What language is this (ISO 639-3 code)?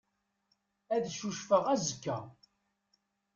kab